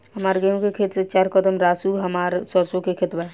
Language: Bhojpuri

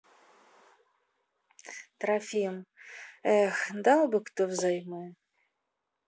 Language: Russian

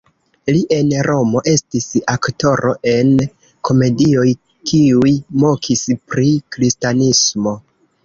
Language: Esperanto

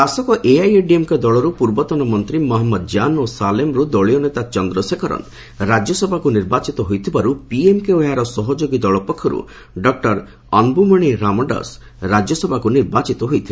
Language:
Odia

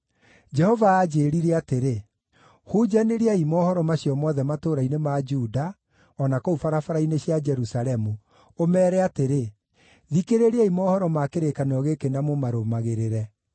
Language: Kikuyu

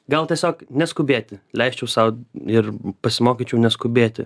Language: Lithuanian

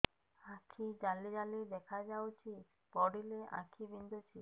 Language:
Odia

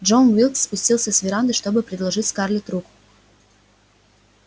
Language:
Russian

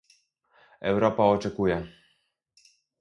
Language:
Polish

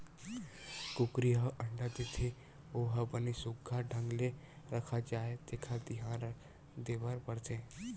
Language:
Chhattisgarhi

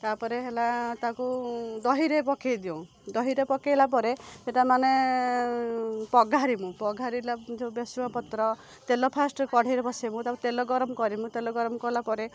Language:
Odia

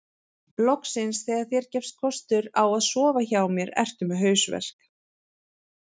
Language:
Icelandic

